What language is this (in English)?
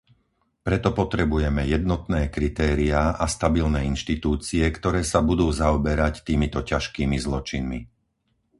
Slovak